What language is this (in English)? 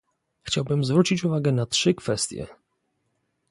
Polish